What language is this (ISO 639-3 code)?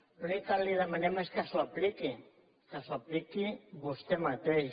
cat